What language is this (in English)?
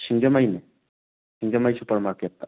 Manipuri